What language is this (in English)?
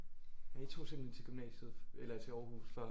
Danish